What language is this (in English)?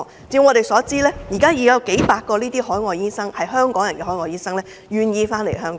Cantonese